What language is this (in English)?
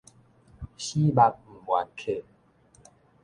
Min Nan Chinese